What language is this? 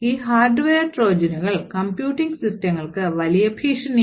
Malayalam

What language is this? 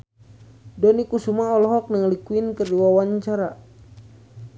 Sundanese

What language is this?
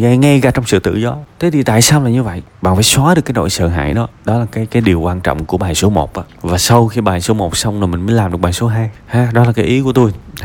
Vietnamese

